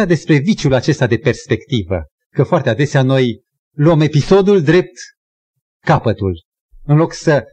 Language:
Romanian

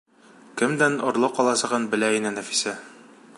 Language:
Bashkir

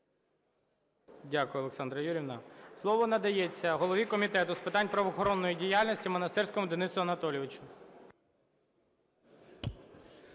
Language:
Ukrainian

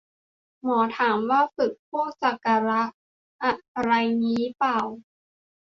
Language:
Thai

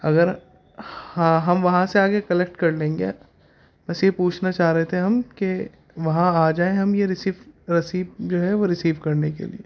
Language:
Urdu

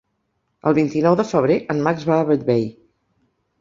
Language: Catalan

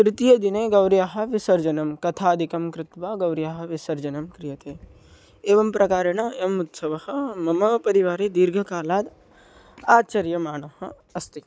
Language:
Sanskrit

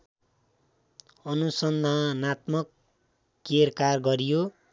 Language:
Nepali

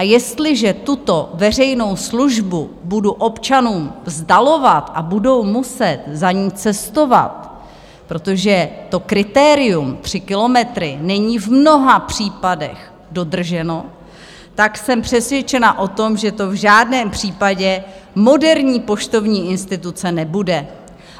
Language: Czech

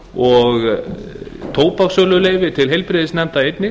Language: Icelandic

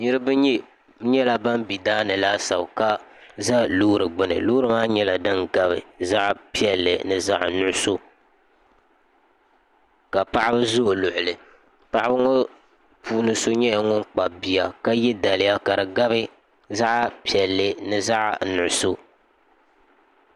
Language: Dagbani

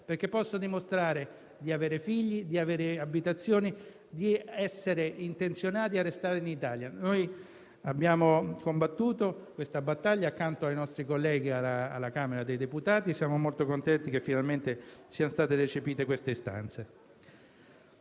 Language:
Italian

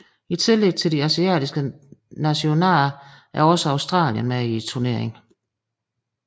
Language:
Danish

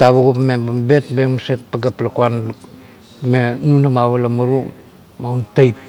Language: Kuot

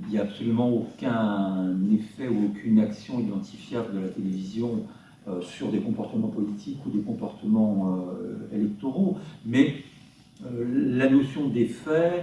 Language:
French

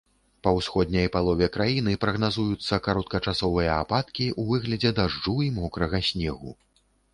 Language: Belarusian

